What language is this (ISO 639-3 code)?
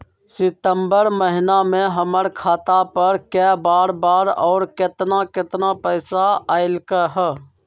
mag